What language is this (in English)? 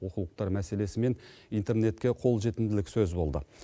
Kazakh